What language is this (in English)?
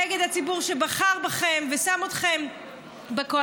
Hebrew